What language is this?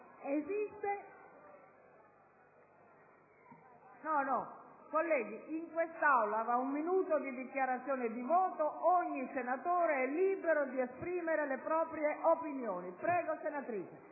Italian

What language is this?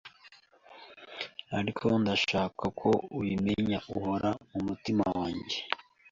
Kinyarwanda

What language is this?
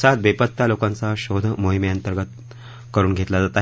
Marathi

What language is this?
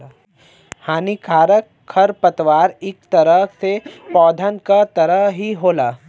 Bhojpuri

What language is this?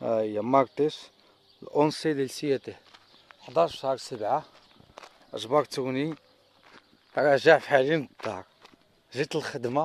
Arabic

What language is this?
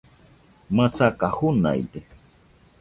Nüpode Huitoto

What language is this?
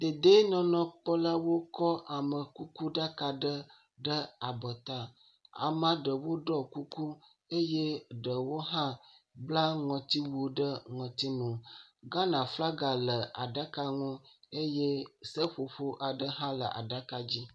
Ewe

